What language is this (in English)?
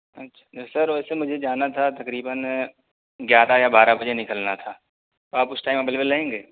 Urdu